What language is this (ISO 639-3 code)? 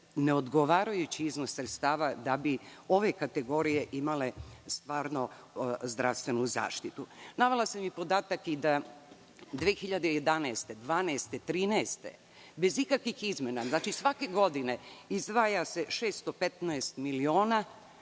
srp